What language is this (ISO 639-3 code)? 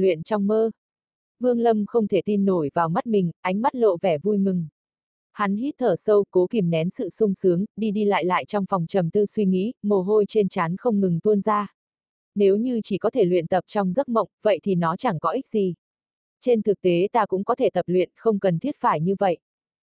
vie